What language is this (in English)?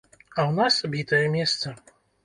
Belarusian